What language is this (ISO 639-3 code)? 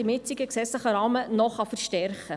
gsw